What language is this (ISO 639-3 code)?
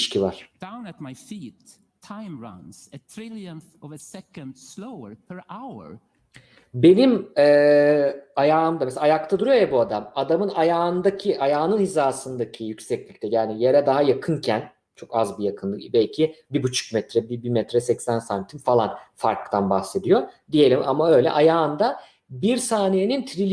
tur